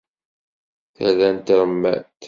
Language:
Kabyle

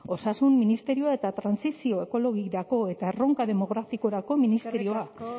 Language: Basque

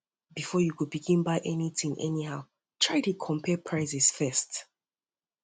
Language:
Nigerian Pidgin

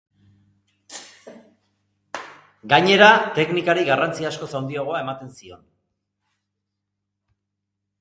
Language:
Basque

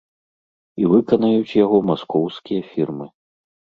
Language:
Belarusian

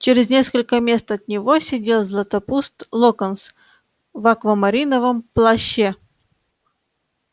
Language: Russian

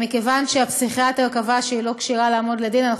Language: Hebrew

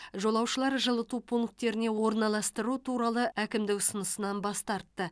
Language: Kazakh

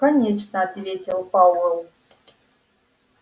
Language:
Russian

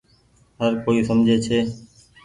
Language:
Goaria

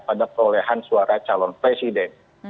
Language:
Indonesian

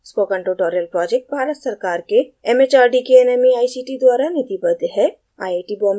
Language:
Hindi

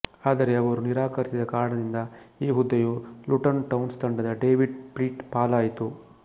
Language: Kannada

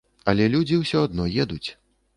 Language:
Belarusian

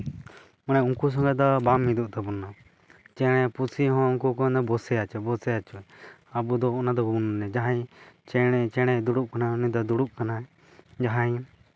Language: Santali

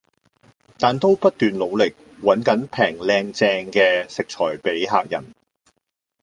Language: Cantonese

